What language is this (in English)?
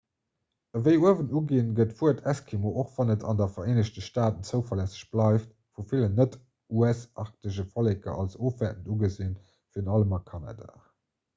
Luxembourgish